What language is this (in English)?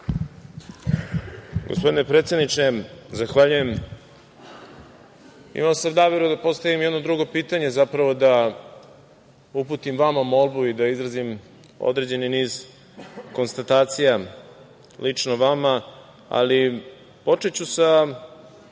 Serbian